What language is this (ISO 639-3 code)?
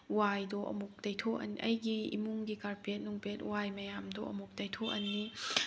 mni